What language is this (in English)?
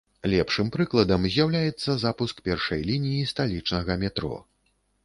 Belarusian